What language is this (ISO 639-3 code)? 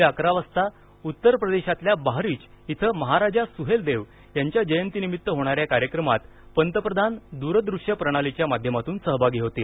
mar